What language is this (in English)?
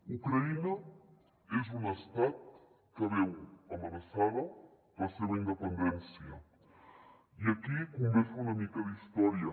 Catalan